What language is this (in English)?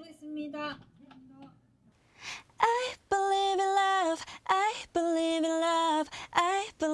Korean